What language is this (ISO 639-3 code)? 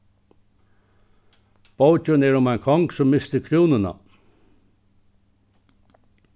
fao